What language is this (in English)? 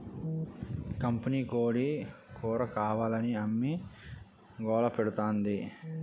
Telugu